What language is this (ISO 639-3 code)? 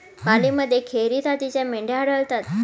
mar